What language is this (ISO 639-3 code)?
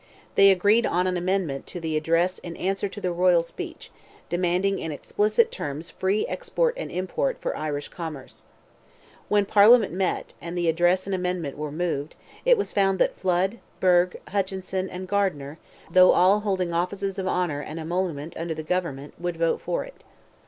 eng